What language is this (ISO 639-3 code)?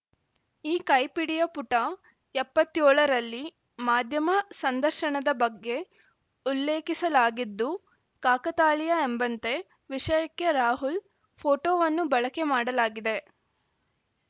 kan